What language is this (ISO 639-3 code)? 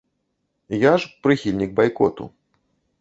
bel